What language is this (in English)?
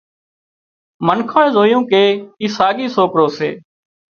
Wadiyara Koli